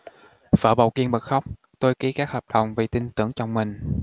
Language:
Vietnamese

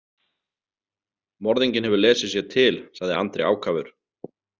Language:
Icelandic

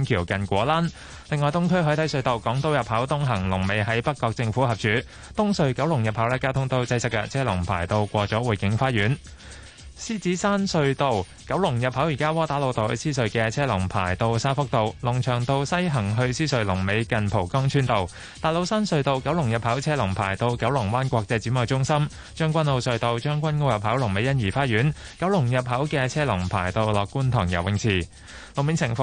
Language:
Chinese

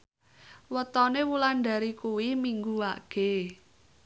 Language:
Javanese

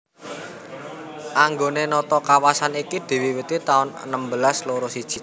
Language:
Javanese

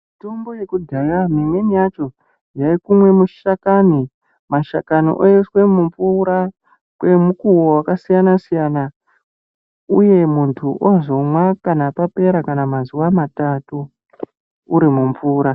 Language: Ndau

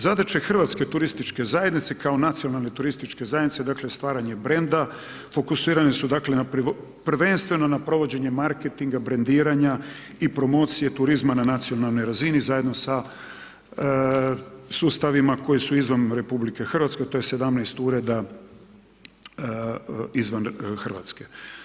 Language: Croatian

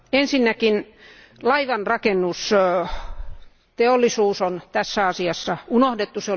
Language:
Finnish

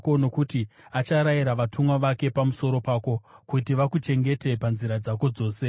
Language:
Shona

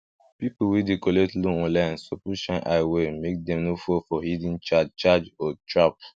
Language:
Nigerian Pidgin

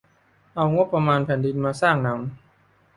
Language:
Thai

